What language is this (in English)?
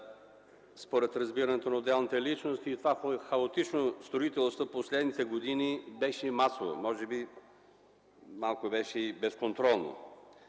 Bulgarian